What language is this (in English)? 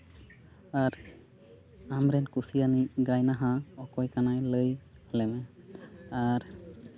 Santali